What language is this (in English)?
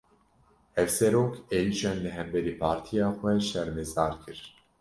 Kurdish